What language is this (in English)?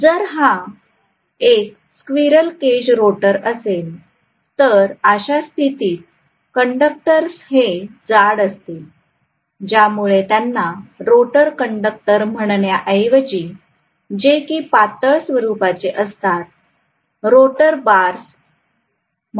Marathi